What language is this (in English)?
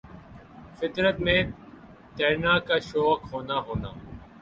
Urdu